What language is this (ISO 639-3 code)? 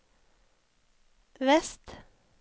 nor